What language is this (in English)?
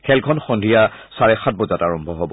Assamese